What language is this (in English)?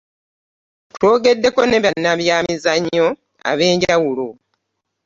Ganda